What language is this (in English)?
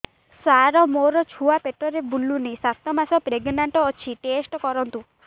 Odia